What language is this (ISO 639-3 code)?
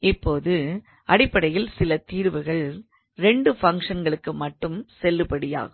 tam